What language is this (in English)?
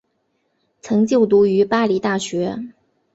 Chinese